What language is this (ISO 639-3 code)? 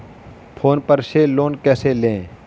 hin